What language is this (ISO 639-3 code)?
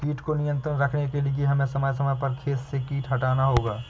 hin